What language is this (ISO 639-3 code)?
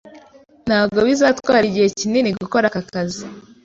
kin